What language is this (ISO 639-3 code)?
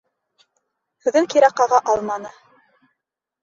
bak